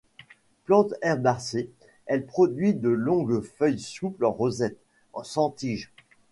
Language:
French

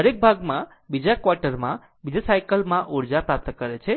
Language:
Gujarati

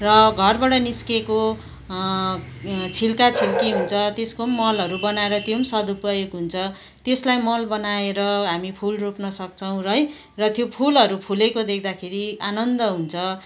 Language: Nepali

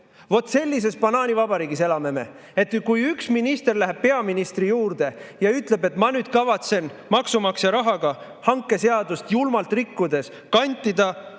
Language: Estonian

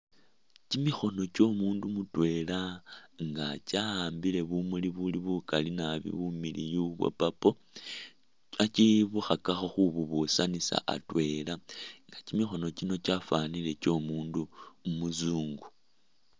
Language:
Masaaba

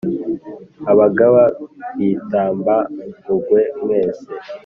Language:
Kinyarwanda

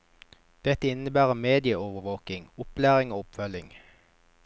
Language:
Norwegian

